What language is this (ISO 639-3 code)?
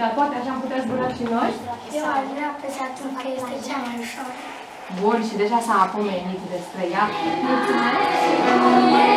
ron